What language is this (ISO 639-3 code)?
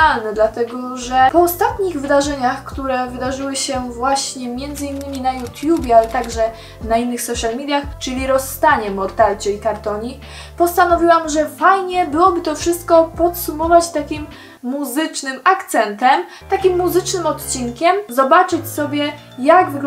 pol